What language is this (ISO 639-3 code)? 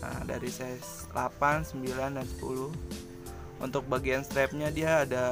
ind